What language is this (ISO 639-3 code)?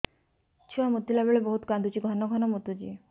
ori